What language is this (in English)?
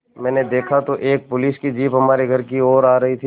Hindi